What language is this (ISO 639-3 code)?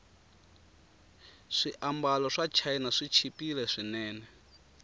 tso